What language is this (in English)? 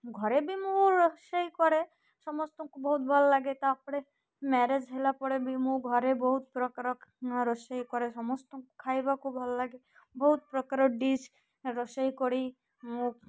Odia